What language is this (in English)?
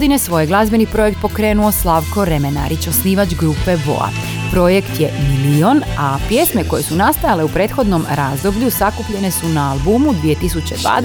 Croatian